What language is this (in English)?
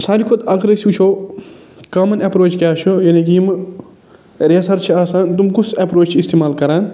Kashmiri